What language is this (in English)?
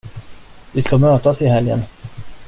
Swedish